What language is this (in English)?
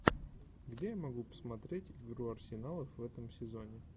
Russian